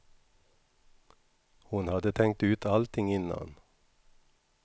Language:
Swedish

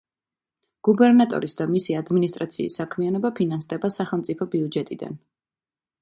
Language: Georgian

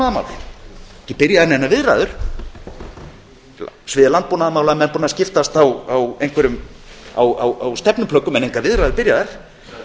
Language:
Icelandic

